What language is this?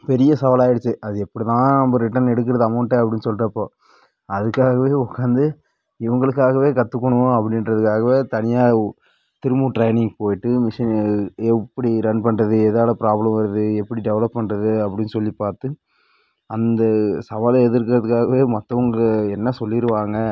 Tamil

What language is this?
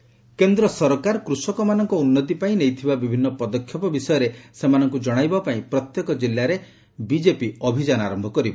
Odia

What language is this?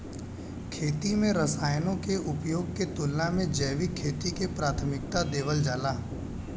Bhojpuri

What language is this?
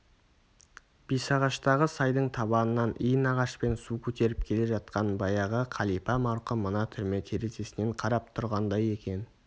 Kazakh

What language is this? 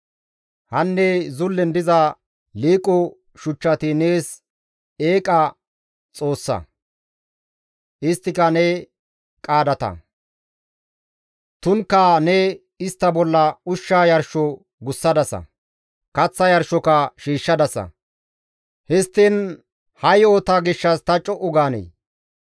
Gamo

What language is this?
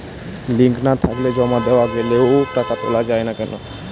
Bangla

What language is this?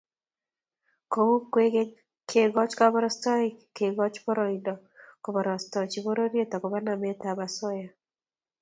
Kalenjin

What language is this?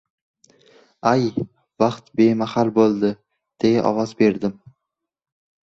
Uzbek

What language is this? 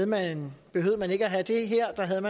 Danish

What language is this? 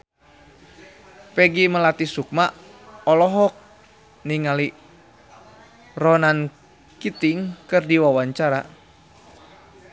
Sundanese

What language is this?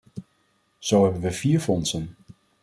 Dutch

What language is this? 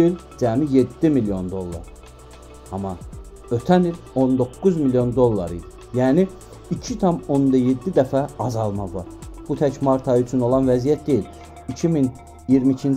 Turkish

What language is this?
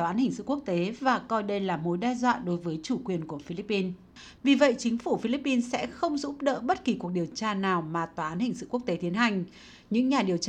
Vietnamese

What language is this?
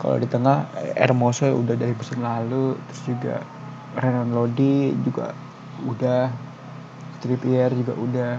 Indonesian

